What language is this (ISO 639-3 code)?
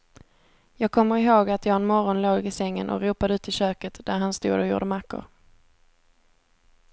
swe